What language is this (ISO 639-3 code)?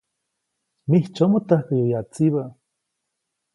zoc